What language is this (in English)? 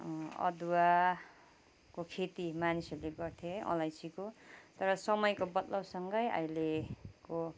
Nepali